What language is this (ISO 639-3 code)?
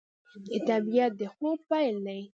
pus